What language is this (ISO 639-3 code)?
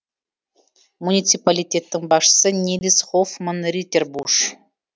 kaz